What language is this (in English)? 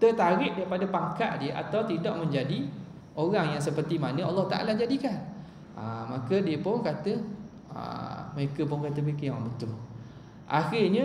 Malay